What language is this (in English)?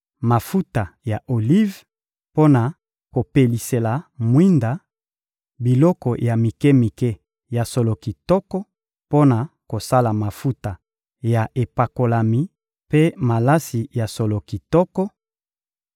Lingala